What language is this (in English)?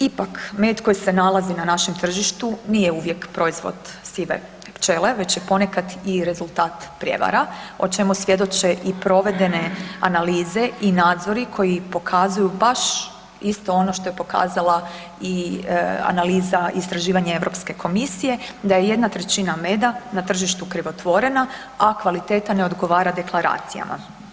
Croatian